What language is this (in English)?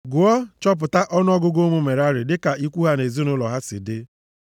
Igbo